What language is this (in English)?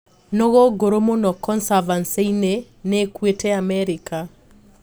Kikuyu